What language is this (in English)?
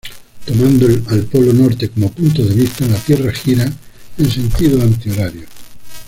Spanish